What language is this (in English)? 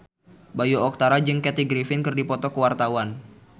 Sundanese